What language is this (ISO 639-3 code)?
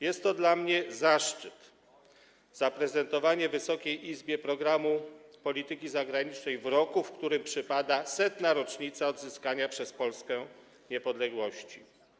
pol